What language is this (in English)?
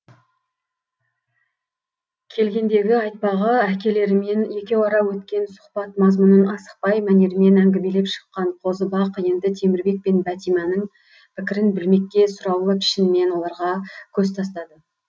Kazakh